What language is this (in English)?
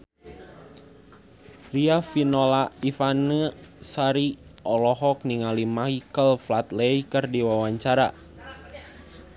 Sundanese